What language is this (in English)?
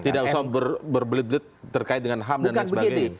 Indonesian